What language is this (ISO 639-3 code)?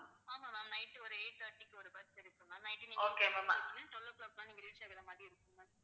tam